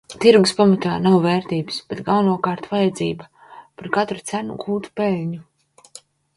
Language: Latvian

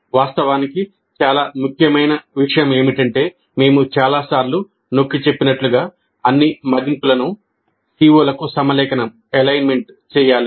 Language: Telugu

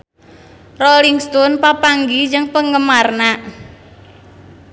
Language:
Sundanese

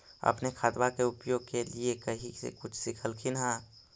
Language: Magahi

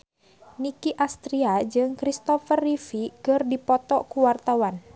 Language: Sundanese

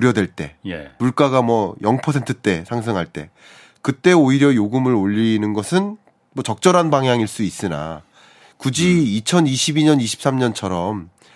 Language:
Korean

